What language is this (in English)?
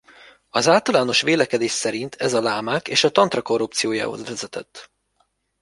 Hungarian